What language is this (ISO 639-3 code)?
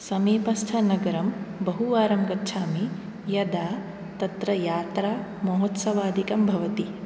san